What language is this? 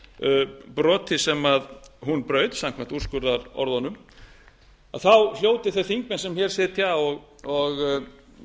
Icelandic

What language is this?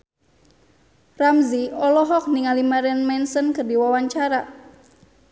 Sundanese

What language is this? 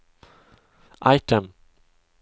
Swedish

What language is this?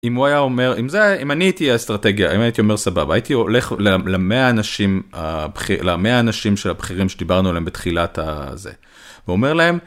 Hebrew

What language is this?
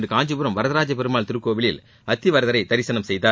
Tamil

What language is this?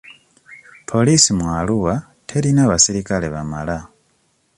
Ganda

